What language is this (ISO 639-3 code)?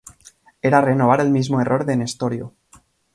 spa